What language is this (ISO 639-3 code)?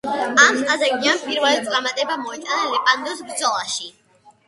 kat